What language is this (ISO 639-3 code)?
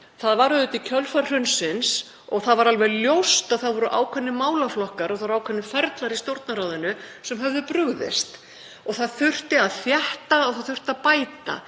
isl